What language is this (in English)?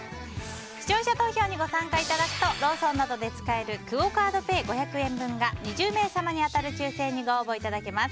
Japanese